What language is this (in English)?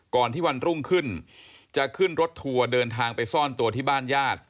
Thai